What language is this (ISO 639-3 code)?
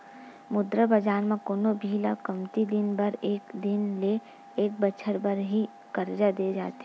hne